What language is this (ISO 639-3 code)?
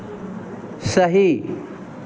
hin